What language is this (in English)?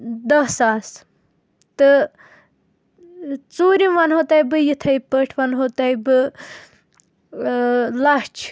Kashmiri